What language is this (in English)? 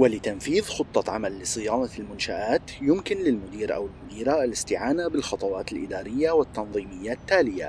Arabic